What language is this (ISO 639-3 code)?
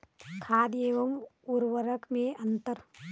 hin